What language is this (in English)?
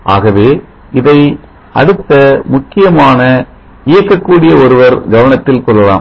Tamil